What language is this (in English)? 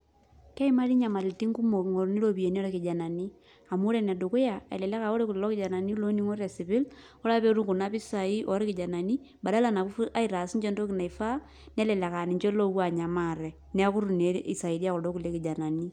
Masai